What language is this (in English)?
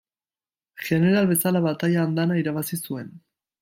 Basque